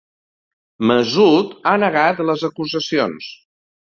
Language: Catalan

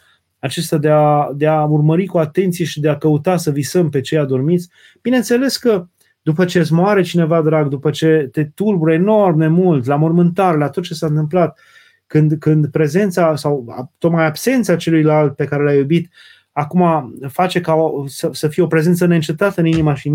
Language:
Romanian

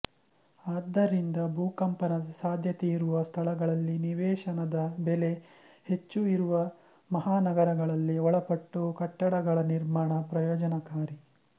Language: Kannada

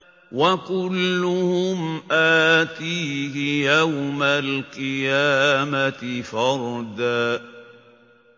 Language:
Arabic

